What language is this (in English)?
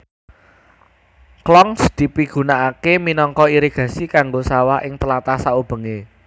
Javanese